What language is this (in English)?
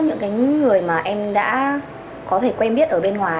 Vietnamese